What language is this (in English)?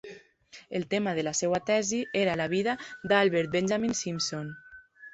Catalan